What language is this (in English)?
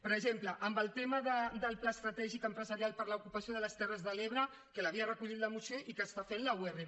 Catalan